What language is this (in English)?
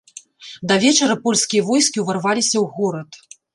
Belarusian